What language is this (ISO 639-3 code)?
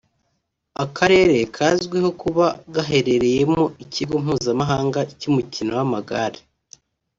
kin